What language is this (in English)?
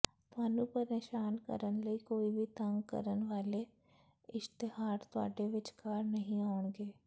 Punjabi